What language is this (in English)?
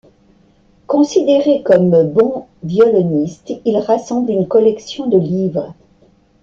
French